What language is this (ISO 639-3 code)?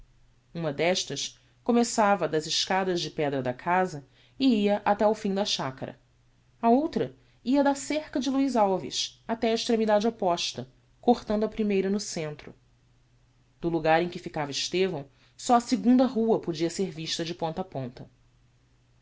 por